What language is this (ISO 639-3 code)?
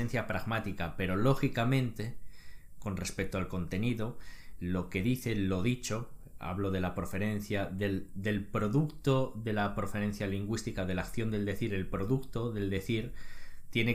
spa